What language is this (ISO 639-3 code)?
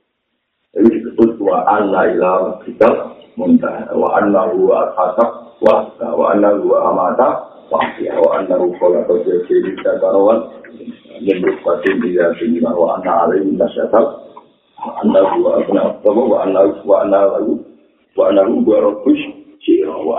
msa